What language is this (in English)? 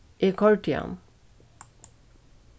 Faroese